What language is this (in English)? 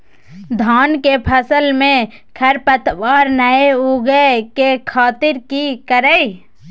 Maithili